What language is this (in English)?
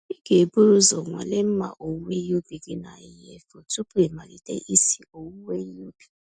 Igbo